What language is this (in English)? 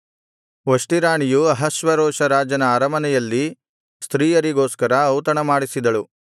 Kannada